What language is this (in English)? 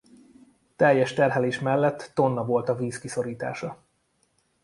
Hungarian